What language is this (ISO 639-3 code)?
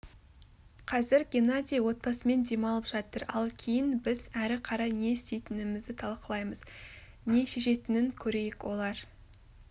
kaz